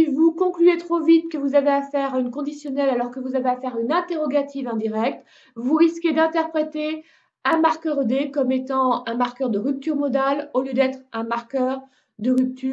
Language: French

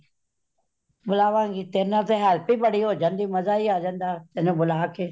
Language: Punjabi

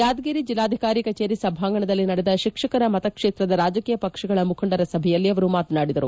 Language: Kannada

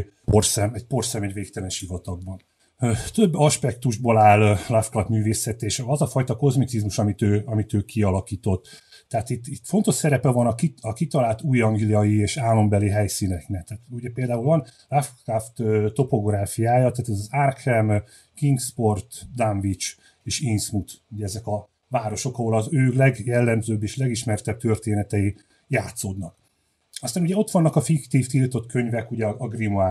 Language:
Hungarian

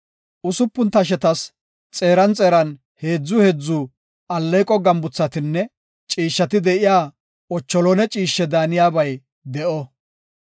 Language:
Gofa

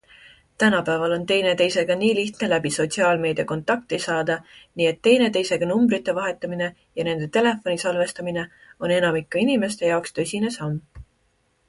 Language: Estonian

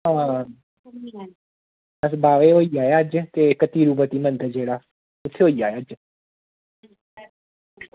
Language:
Dogri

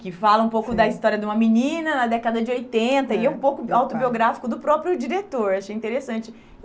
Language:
Portuguese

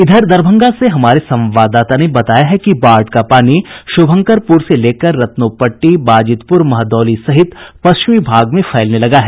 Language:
Hindi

